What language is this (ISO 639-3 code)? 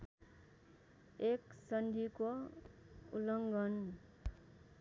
nep